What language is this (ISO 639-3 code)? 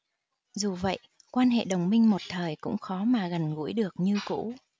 vie